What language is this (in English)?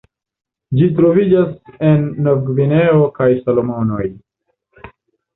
Esperanto